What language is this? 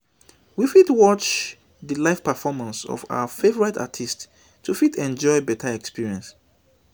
Nigerian Pidgin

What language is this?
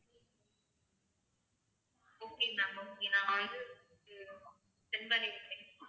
Tamil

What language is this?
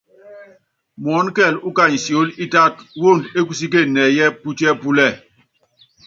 Yangben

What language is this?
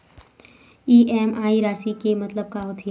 Chhattisgarhi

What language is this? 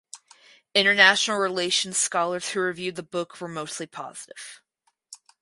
English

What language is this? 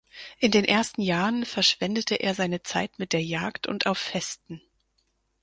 German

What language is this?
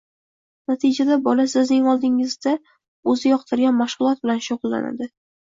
Uzbek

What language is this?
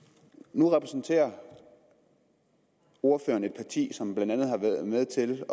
Danish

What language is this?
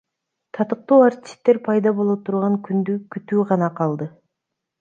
Kyrgyz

